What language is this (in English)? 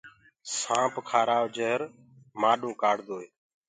Gurgula